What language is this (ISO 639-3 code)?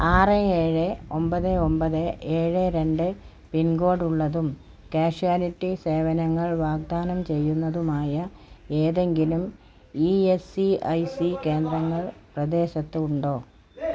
mal